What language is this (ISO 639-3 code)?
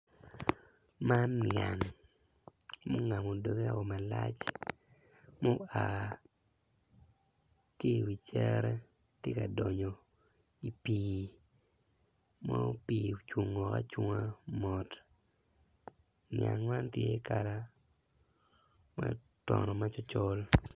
ach